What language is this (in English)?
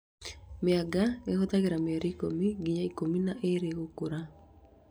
Kikuyu